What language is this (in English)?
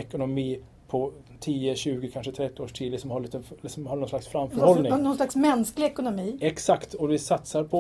Swedish